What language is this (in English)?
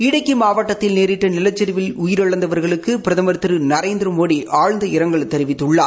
Tamil